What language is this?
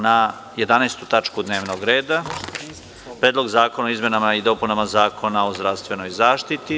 Serbian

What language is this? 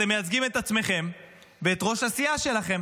Hebrew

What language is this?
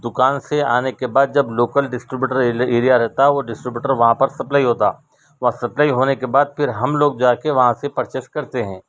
Urdu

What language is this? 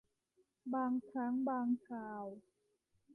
Thai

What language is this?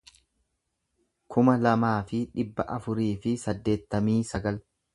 Oromo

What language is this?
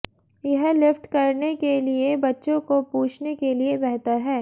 Hindi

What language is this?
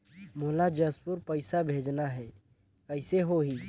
Chhattisgarhi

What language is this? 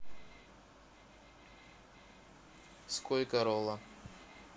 Russian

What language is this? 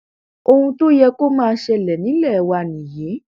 Yoruba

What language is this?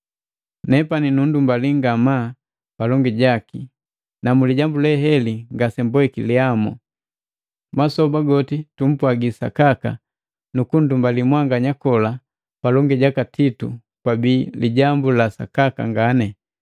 Matengo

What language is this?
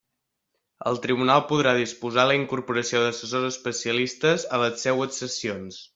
Catalan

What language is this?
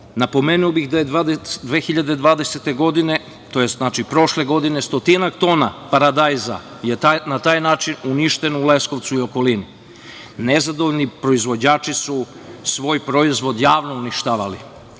Serbian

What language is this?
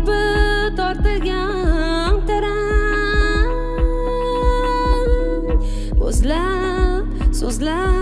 Turkish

